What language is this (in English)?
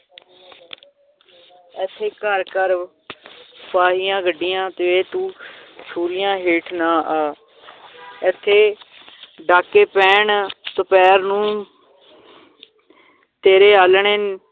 Punjabi